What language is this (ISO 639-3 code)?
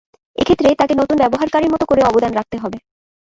ben